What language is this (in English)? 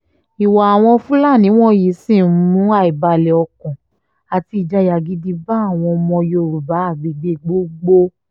Yoruba